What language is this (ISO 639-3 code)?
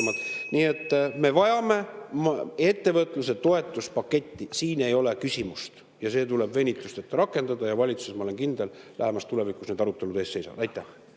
est